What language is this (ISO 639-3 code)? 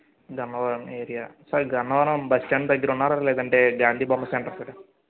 tel